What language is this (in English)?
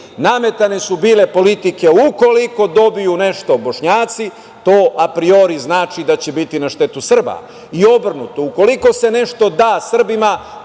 Serbian